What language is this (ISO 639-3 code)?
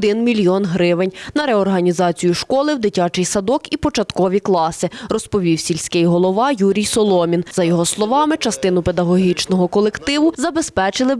ukr